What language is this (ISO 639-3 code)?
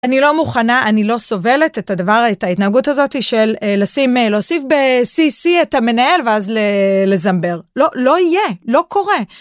heb